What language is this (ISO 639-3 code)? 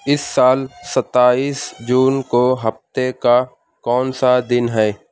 urd